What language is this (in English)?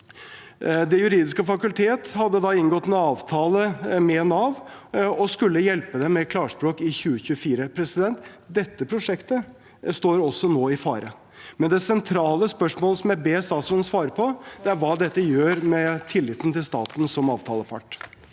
Norwegian